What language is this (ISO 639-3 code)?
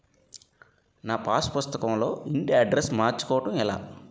tel